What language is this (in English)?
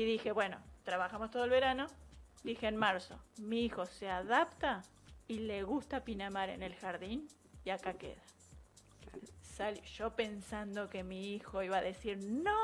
Spanish